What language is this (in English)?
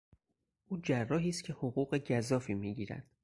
Persian